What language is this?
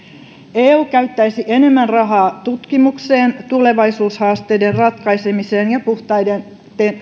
Finnish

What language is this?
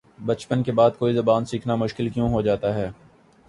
Urdu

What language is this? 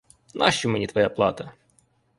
Ukrainian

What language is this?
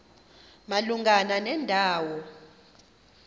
Xhosa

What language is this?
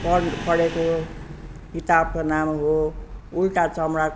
Nepali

